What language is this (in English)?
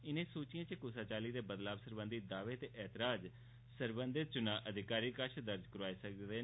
Dogri